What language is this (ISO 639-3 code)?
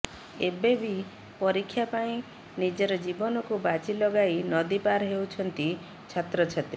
ori